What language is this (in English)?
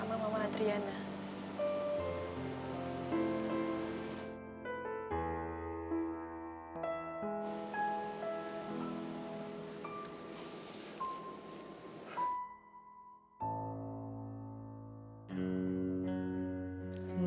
Indonesian